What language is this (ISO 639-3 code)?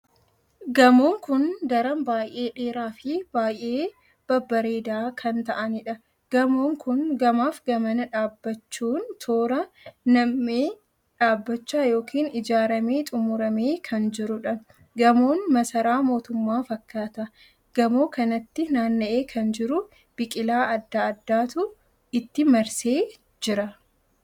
orm